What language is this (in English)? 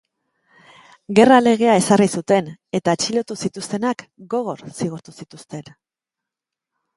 Basque